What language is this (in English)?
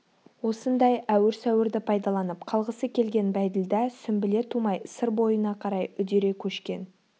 Kazakh